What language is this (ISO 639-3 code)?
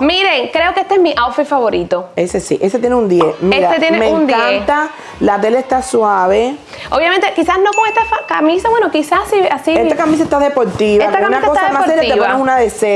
spa